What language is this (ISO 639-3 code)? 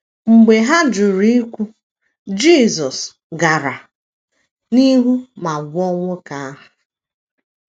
ibo